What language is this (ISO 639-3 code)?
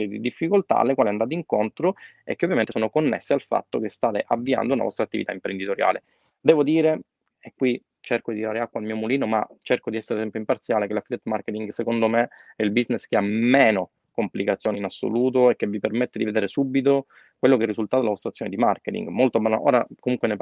ita